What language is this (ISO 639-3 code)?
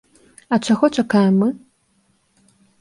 bel